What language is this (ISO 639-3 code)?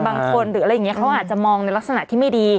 tha